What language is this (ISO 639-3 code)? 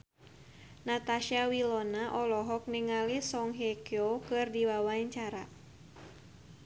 sun